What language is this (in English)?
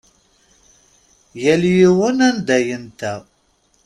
Kabyle